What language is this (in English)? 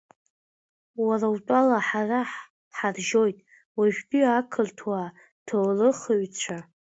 Abkhazian